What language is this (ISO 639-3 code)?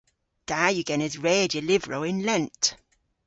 cor